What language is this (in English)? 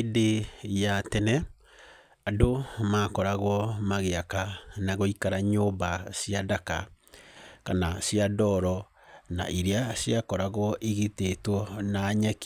Kikuyu